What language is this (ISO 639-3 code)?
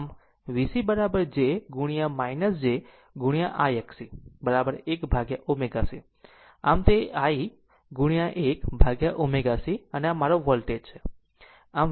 guj